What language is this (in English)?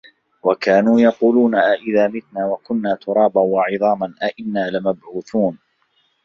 Arabic